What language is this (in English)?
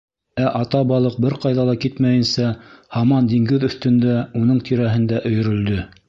Bashkir